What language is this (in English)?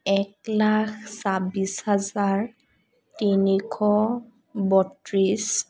Assamese